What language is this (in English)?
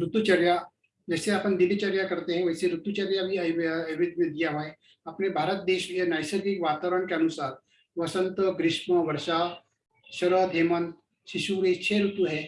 Hindi